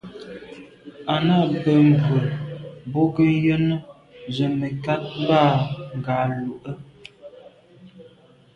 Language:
Medumba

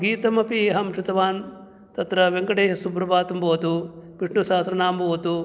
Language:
Sanskrit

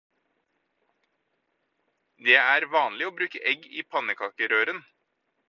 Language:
Norwegian Bokmål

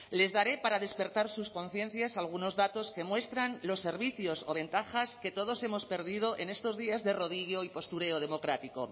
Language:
Spanish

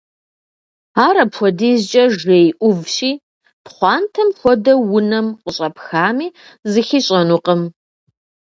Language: Kabardian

